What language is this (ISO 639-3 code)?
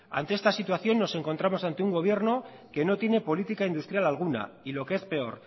spa